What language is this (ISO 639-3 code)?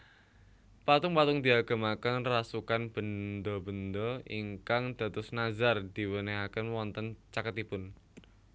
jav